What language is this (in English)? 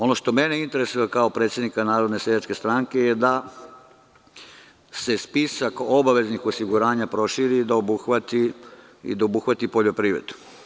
Serbian